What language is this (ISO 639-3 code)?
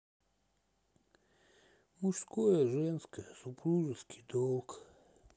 rus